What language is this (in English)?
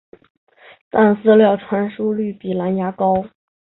Chinese